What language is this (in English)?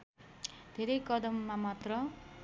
Nepali